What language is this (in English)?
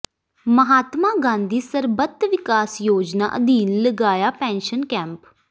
Punjabi